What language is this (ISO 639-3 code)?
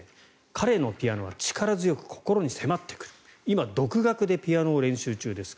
jpn